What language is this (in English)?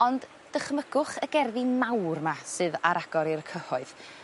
Welsh